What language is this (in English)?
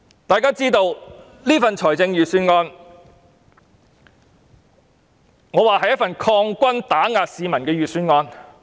Cantonese